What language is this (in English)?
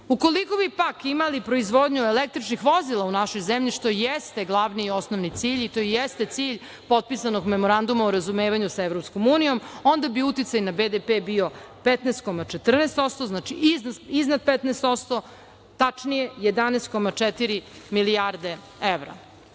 Serbian